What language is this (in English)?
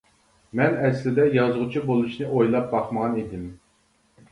Uyghur